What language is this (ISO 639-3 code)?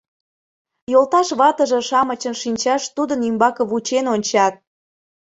chm